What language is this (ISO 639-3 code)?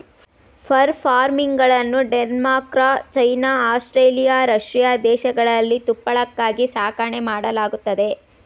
kan